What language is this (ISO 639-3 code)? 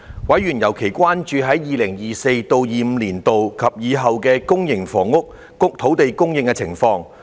yue